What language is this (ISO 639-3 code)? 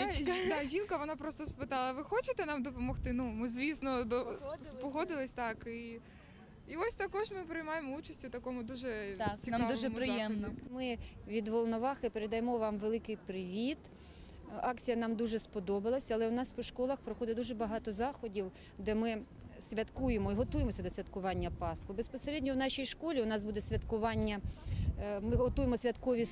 ukr